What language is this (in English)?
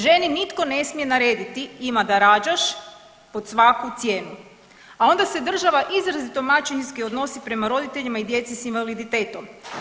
Croatian